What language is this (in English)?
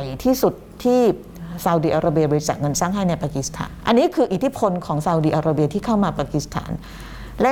Thai